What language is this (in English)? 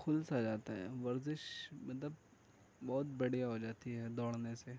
Urdu